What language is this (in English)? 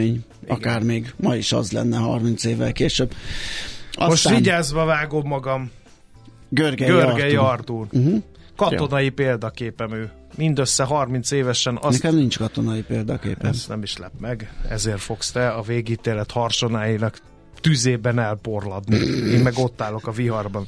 Hungarian